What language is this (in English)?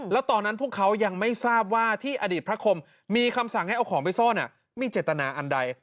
Thai